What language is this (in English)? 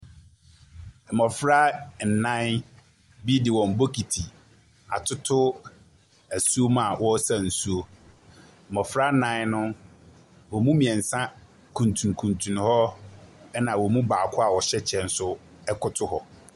Akan